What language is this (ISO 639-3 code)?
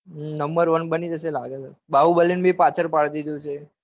guj